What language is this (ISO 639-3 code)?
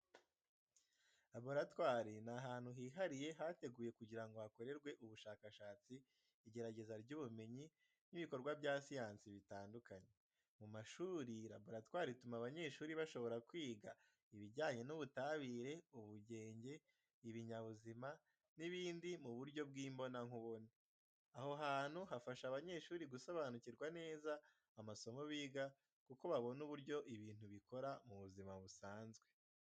kin